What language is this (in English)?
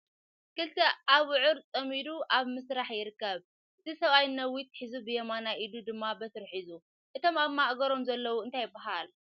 Tigrinya